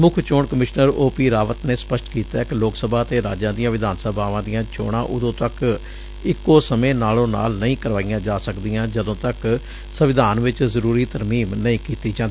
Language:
Punjabi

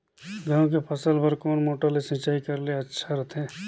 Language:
Chhattisgarhi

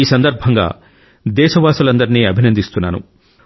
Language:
Telugu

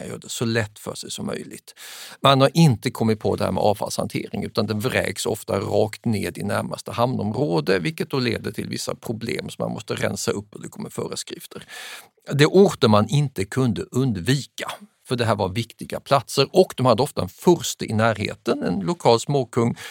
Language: Swedish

